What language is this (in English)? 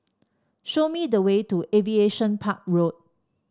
English